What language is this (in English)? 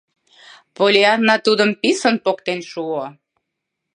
Mari